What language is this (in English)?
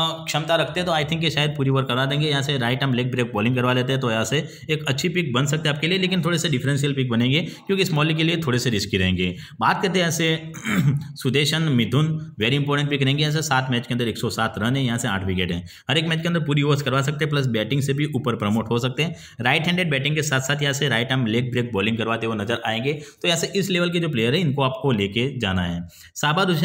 Hindi